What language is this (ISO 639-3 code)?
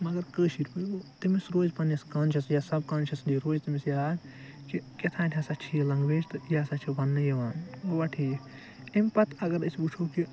kas